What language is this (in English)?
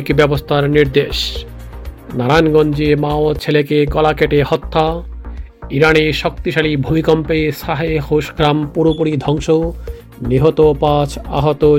Bangla